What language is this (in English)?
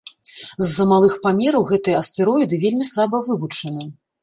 Belarusian